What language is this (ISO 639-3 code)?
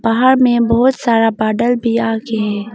hin